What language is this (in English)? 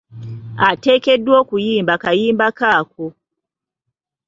Ganda